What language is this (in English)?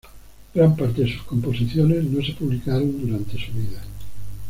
Spanish